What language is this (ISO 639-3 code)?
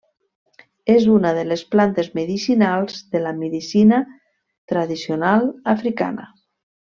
cat